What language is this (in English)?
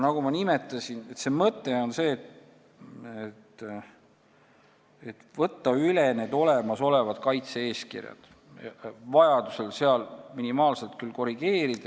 Estonian